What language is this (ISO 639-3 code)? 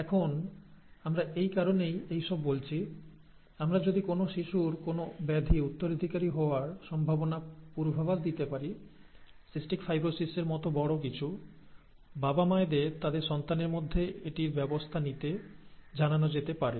ben